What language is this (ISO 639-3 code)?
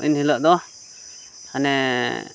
sat